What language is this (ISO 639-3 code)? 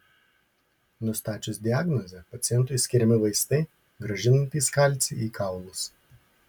lit